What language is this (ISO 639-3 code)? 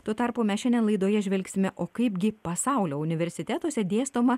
lit